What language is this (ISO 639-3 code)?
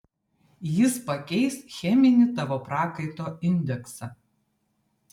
lit